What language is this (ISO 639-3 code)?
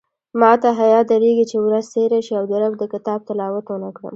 pus